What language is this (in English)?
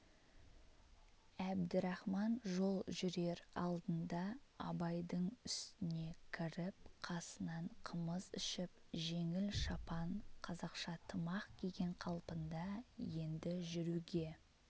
Kazakh